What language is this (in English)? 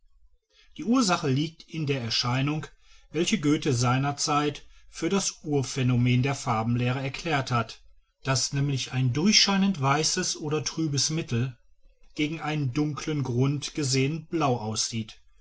German